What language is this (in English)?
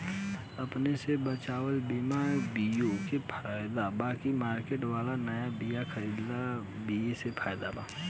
Bhojpuri